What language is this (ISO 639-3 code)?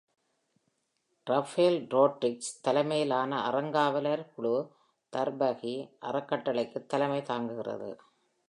tam